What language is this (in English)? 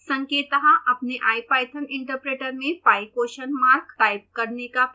Hindi